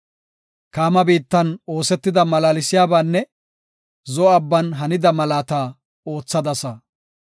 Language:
Gofa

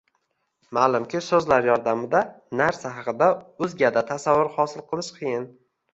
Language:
Uzbek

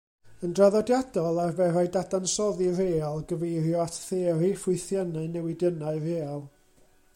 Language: Welsh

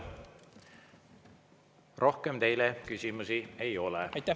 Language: Estonian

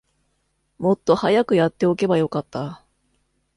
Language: Japanese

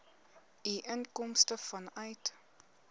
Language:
Afrikaans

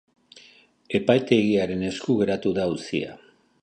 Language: Basque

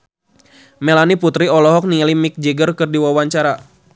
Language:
Sundanese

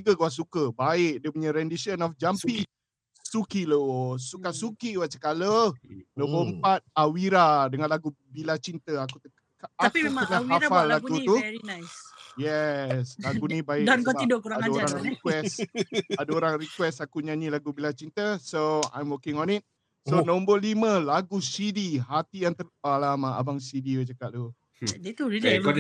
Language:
Malay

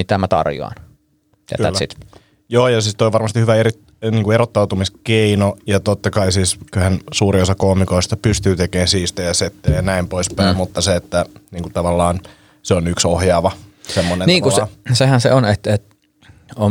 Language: Finnish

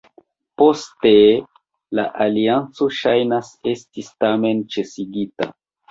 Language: Esperanto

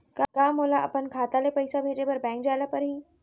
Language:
Chhattisgarhi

